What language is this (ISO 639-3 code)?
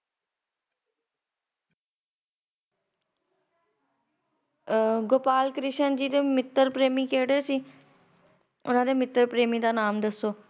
pan